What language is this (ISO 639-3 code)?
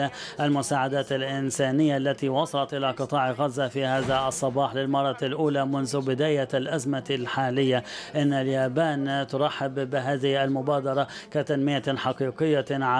ara